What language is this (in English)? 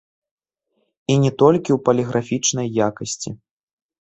Belarusian